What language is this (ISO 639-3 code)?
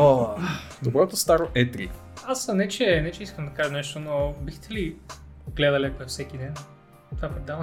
bul